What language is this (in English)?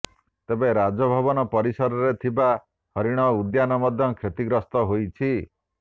Odia